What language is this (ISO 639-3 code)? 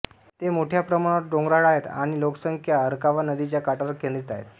mar